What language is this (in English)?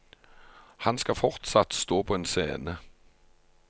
Norwegian